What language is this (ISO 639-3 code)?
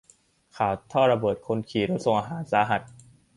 tha